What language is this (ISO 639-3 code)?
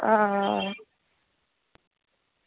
doi